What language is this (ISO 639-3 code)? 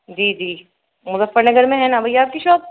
urd